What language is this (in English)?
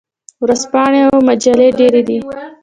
Pashto